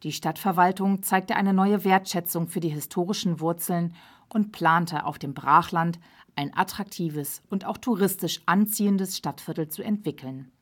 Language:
German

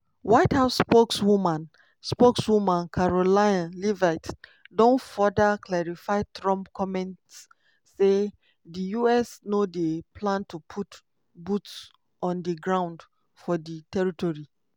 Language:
Nigerian Pidgin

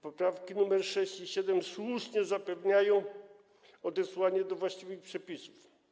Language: Polish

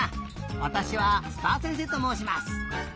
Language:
Japanese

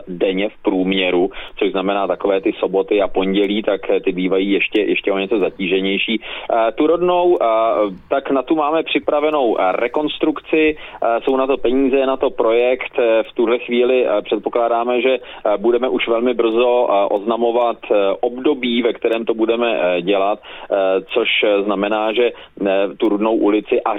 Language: Czech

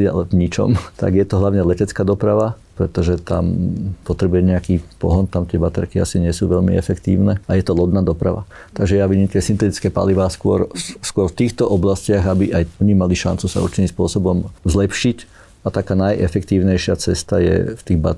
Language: Slovak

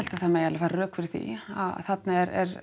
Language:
Icelandic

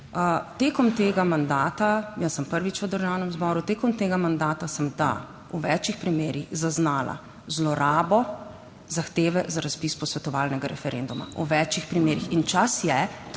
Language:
Slovenian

